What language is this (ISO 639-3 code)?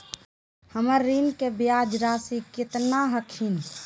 mag